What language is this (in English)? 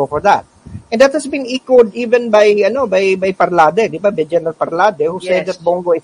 Filipino